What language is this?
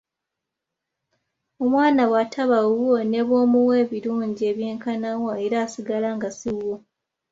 Ganda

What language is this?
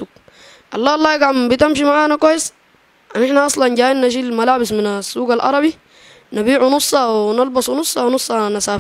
Arabic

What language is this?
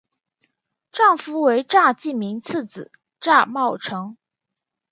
Chinese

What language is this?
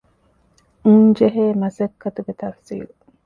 Divehi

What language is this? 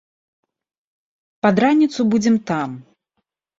Belarusian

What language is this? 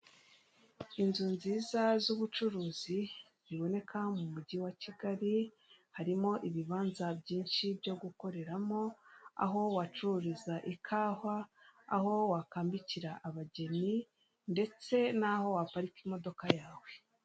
Kinyarwanda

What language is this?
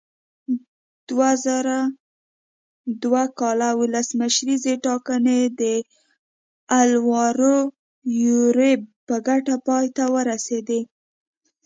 Pashto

